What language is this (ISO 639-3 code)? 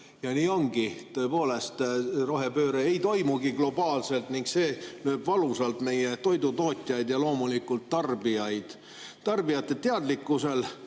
est